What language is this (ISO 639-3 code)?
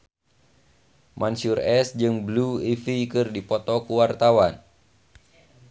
sun